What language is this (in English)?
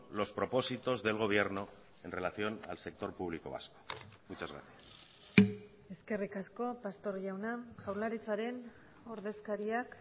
Spanish